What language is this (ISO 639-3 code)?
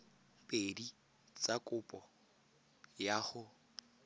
tsn